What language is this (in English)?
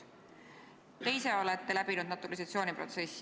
Estonian